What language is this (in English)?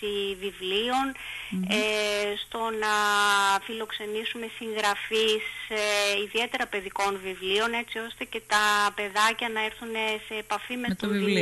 Greek